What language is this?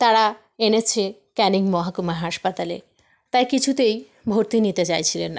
Bangla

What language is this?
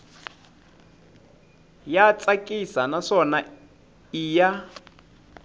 Tsonga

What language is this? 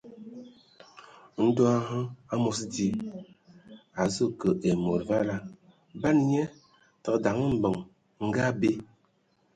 Ewondo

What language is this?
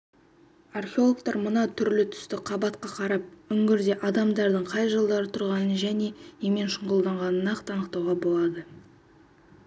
Kazakh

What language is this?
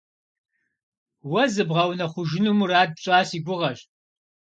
Kabardian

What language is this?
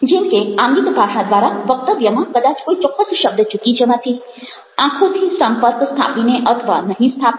Gujarati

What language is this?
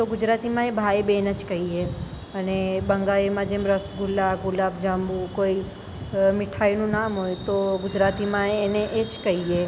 Gujarati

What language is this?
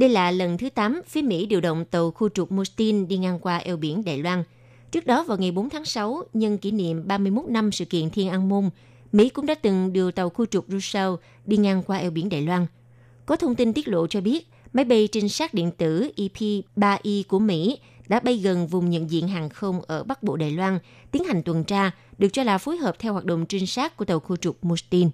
Vietnamese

